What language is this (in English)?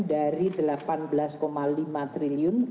Indonesian